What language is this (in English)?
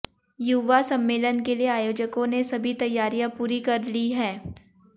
Hindi